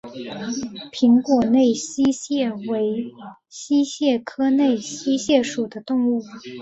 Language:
Chinese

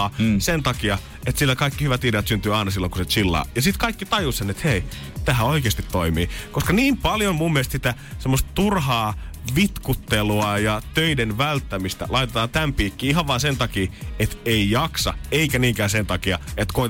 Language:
Finnish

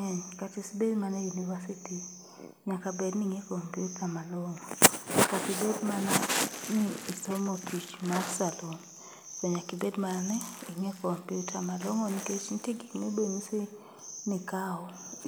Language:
Luo (Kenya and Tanzania)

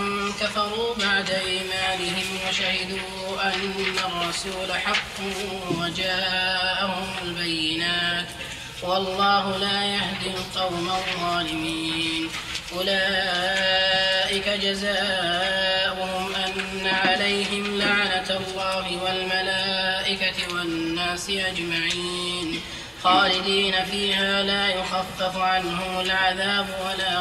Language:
Arabic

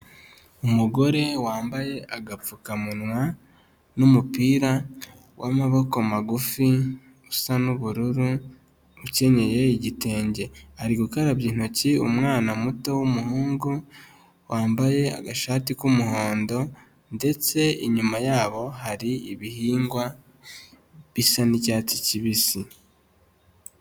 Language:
Kinyarwanda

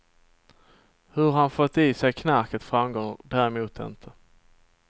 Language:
Swedish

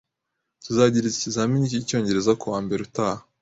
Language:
Kinyarwanda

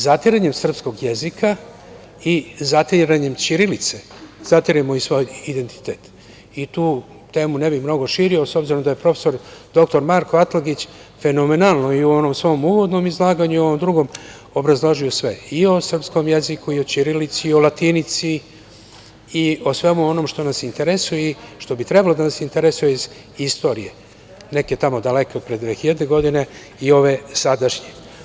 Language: Serbian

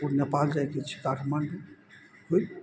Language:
Maithili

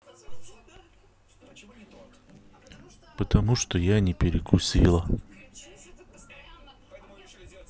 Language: Russian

